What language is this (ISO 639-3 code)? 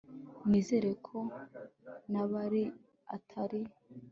kin